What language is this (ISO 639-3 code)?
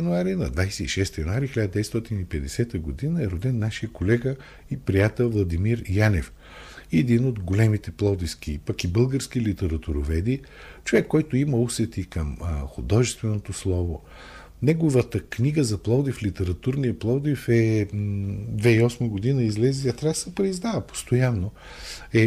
bul